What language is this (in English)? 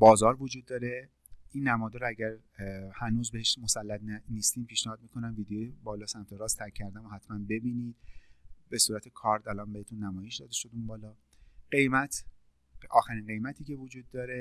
Persian